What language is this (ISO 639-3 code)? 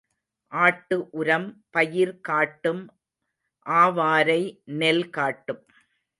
tam